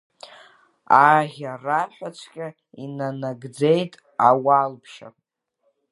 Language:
Abkhazian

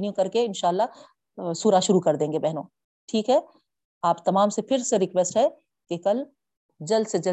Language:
Urdu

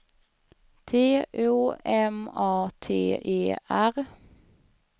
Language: Swedish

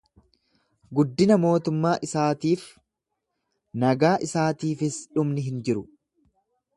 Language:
Oromo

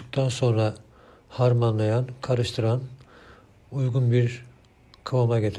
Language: Turkish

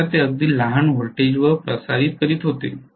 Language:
Marathi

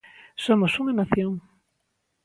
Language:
Galician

